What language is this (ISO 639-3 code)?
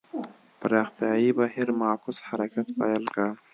pus